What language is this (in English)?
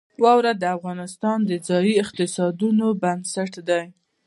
Pashto